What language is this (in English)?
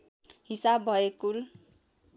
Nepali